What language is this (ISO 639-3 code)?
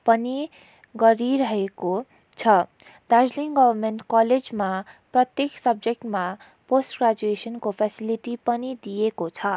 nep